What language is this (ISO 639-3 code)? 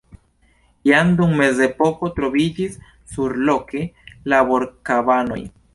epo